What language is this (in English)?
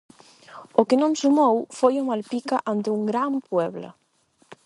Galician